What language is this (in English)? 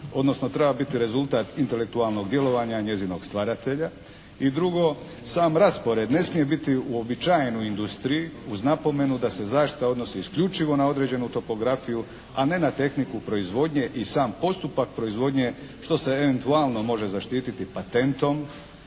Croatian